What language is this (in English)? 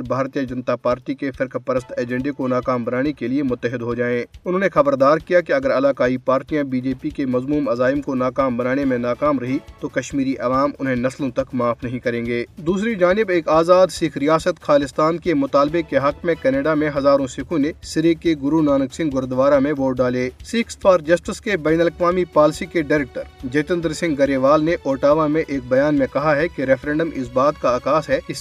Urdu